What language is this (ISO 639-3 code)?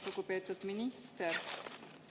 est